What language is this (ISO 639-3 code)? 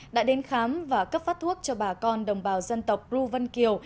vie